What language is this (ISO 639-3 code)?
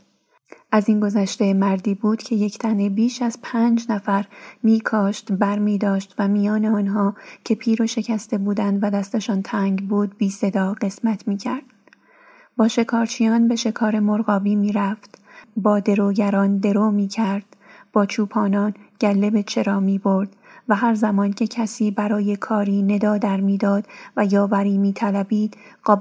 fas